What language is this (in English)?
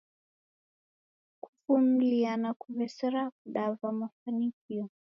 Taita